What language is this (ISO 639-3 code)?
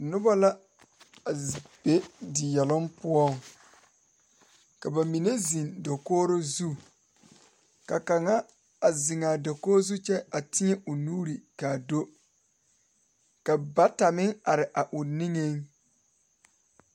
dga